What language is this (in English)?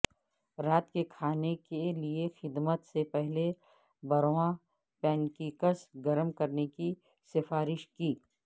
Urdu